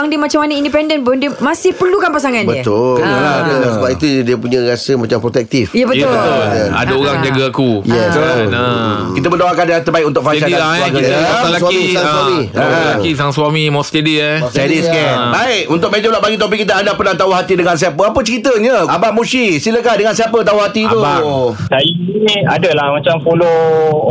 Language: Malay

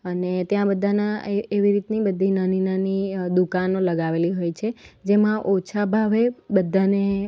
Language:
Gujarati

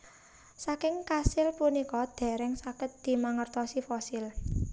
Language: Javanese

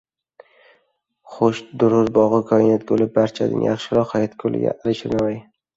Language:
Uzbek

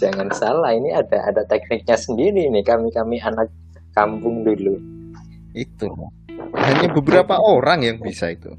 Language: Indonesian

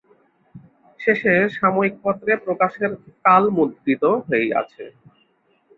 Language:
Bangla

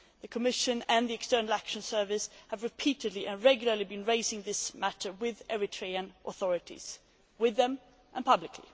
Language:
English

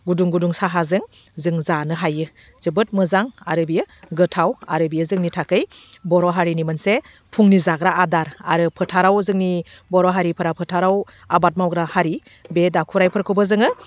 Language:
Bodo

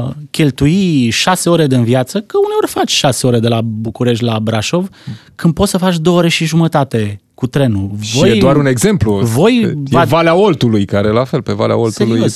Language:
Romanian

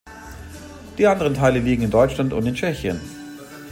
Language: German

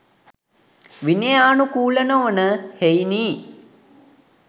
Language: Sinhala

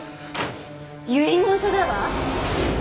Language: Japanese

